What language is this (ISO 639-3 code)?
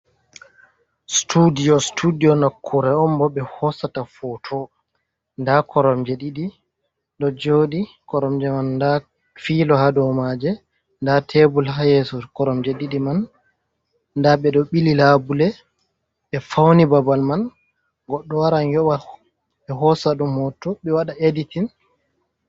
ful